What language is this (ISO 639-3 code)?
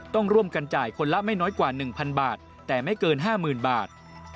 tha